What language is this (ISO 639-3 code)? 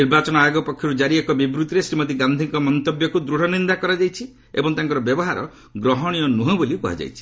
ori